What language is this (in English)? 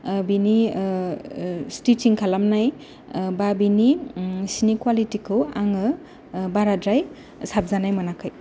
Bodo